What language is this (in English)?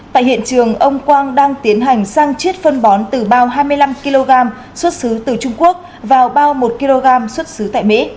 Vietnamese